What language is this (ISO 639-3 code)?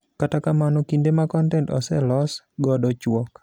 luo